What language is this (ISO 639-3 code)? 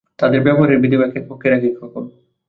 ben